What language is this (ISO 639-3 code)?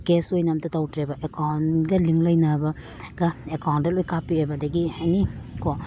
mni